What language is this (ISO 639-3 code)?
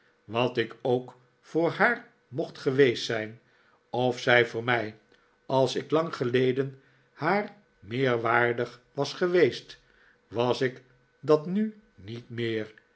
nld